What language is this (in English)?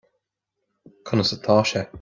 Irish